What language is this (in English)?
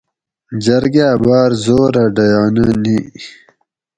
Gawri